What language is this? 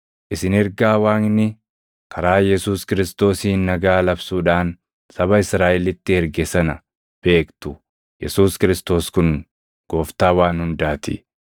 Oromo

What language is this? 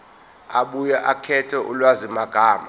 Zulu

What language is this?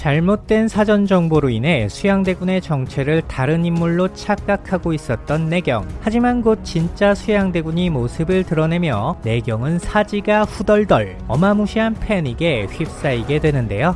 Korean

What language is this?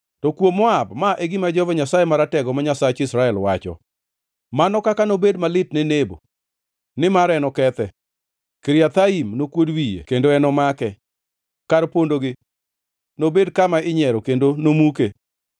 Luo (Kenya and Tanzania)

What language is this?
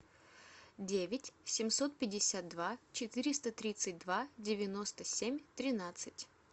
Russian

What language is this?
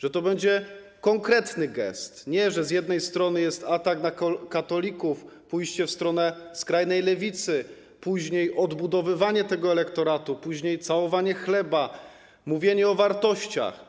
Polish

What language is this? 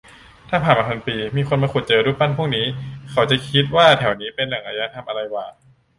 Thai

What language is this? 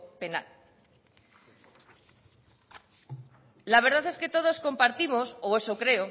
Spanish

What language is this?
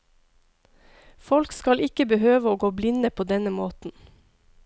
Norwegian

